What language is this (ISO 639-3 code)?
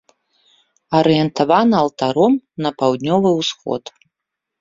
bel